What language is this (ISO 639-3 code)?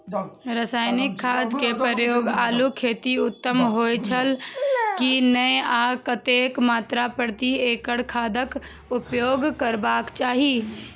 mai